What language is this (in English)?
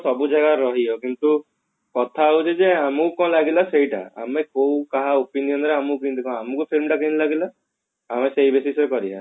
Odia